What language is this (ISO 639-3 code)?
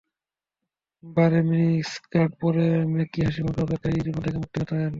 ben